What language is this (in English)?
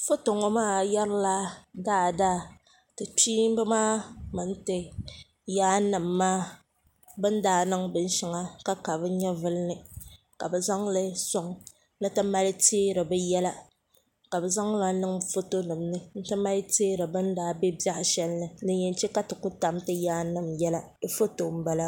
Dagbani